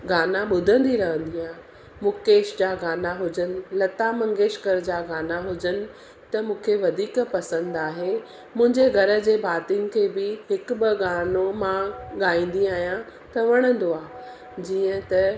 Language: Sindhi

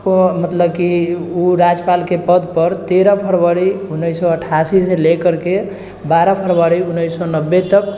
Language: Maithili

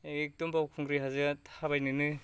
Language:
Bodo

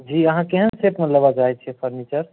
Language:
Maithili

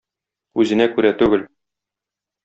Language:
Tatar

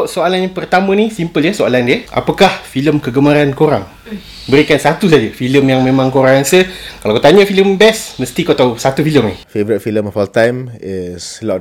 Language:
Malay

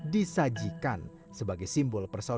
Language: Indonesian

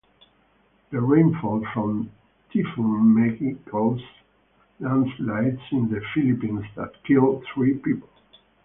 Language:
English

